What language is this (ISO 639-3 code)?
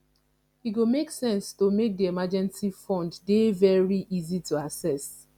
pcm